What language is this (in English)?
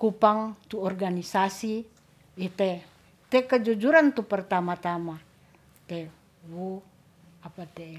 Ratahan